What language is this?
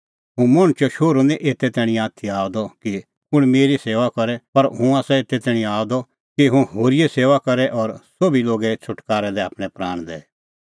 Kullu Pahari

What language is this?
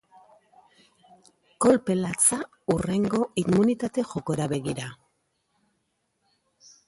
Basque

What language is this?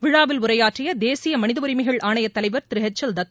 Tamil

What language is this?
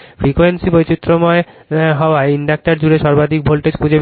Bangla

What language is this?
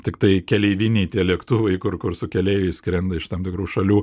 Lithuanian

